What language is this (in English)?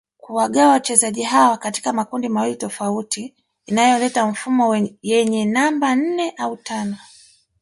Swahili